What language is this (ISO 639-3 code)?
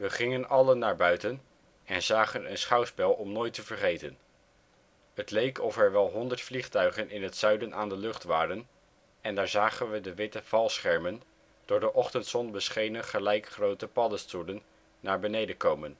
nld